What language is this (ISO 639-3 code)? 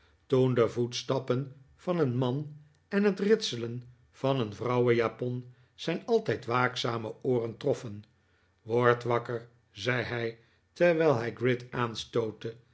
nld